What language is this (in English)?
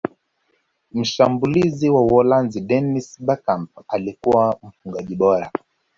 Swahili